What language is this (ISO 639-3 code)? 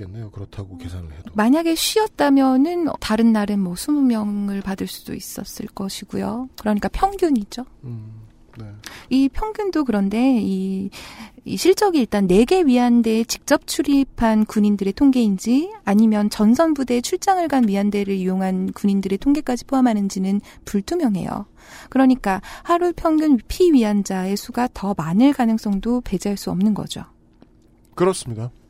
kor